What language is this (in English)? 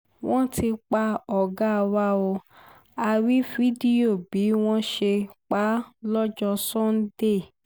Yoruba